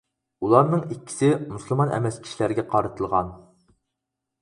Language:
Uyghur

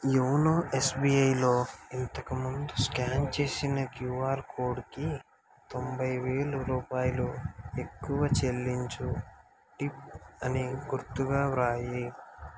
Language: Telugu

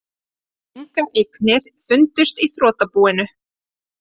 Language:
Icelandic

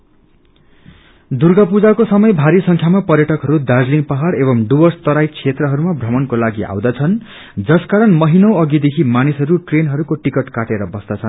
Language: Nepali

